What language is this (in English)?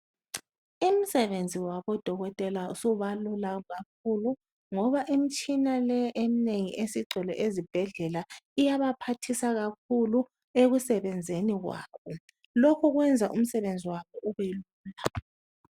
North Ndebele